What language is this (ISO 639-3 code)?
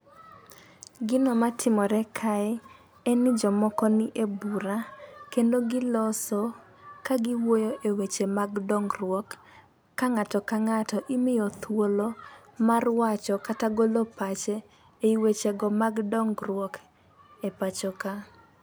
luo